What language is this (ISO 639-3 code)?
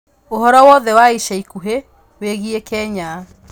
kik